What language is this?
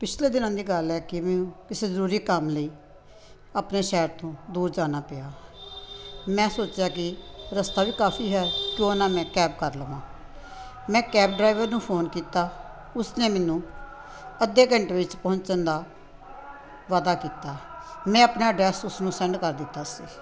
Punjabi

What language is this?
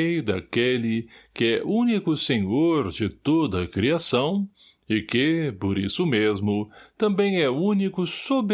Portuguese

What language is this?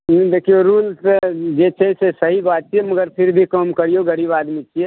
Maithili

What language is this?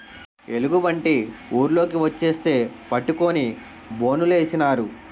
Telugu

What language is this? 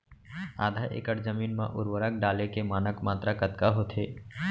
Chhattisgarhi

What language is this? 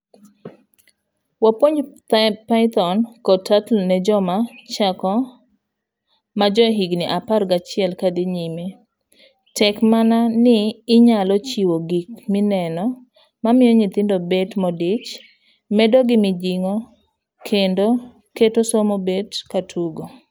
Luo (Kenya and Tanzania)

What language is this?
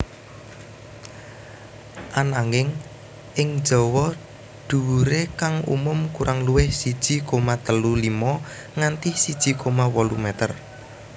Javanese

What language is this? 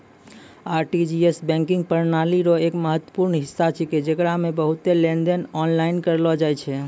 Maithili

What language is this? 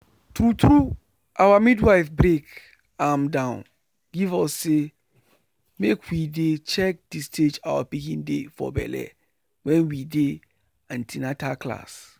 Nigerian Pidgin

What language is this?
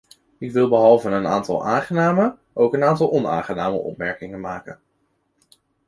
Dutch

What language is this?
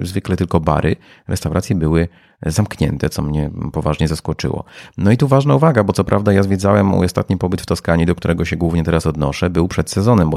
Polish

